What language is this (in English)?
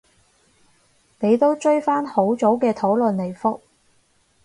Cantonese